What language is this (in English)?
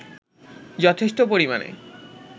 Bangla